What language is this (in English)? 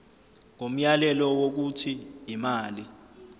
Zulu